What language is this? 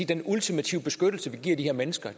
Danish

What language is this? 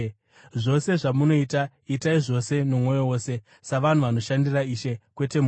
Shona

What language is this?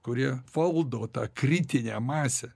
Lithuanian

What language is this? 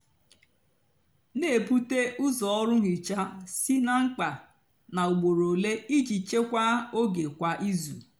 Igbo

